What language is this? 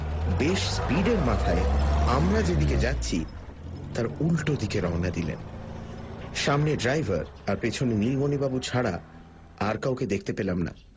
Bangla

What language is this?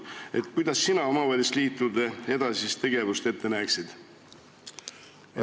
Estonian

